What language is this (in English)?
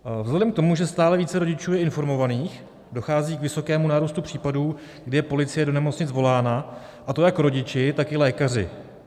Czech